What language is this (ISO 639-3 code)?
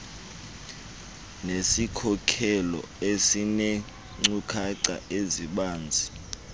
xho